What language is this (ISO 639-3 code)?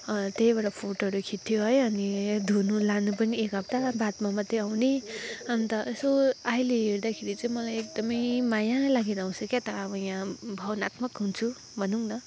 nep